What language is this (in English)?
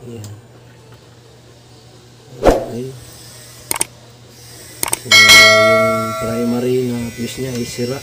Filipino